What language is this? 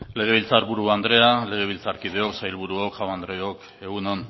Basque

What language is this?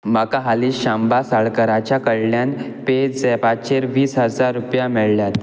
Konkani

